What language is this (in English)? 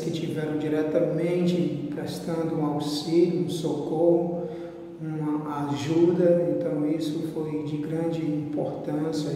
Portuguese